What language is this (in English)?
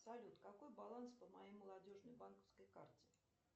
Russian